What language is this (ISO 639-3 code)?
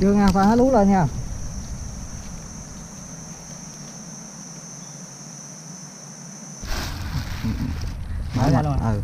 vie